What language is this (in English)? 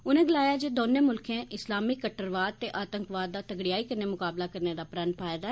Dogri